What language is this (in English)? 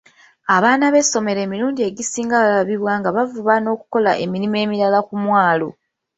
Ganda